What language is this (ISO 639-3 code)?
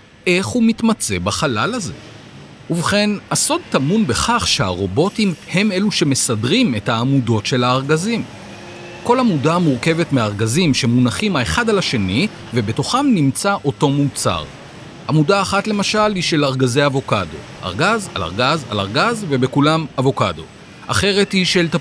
heb